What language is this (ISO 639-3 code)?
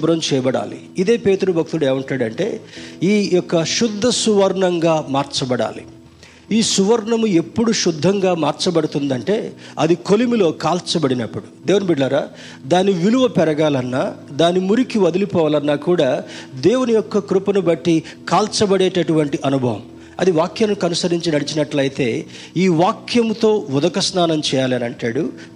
tel